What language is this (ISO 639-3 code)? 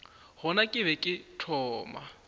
nso